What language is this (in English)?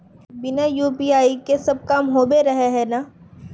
Magahi